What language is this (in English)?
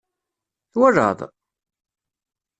Kabyle